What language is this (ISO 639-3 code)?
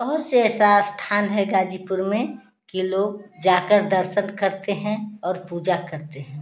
hin